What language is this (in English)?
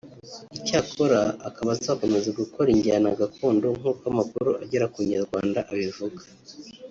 Kinyarwanda